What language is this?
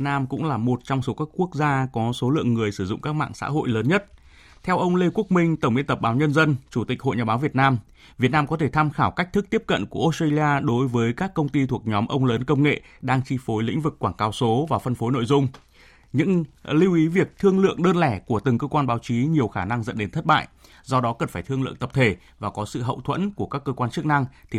Vietnamese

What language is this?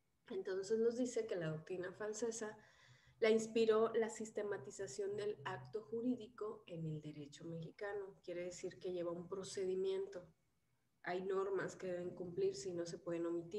Spanish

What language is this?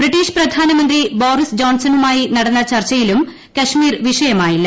Malayalam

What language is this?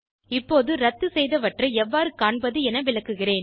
Tamil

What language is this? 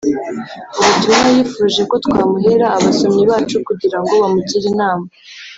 Kinyarwanda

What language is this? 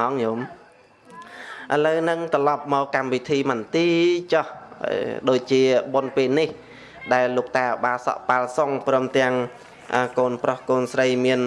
Vietnamese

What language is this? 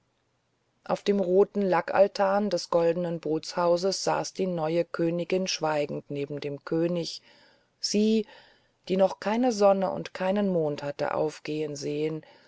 German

